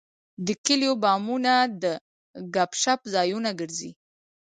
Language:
Pashto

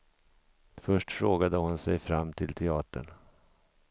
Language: Swedish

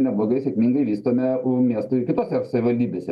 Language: Lithuanian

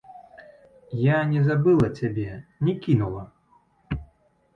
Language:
Belarusian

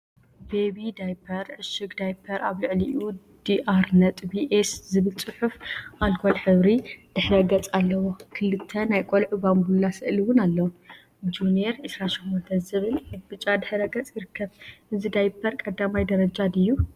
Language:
Tigrinya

